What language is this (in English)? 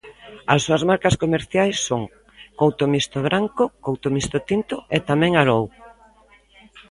Galician